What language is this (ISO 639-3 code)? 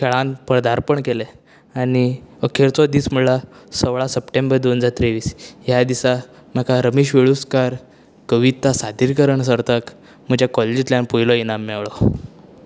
kok